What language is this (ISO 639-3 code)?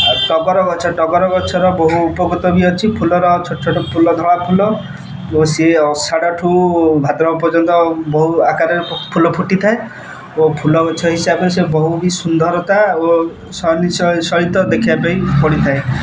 ori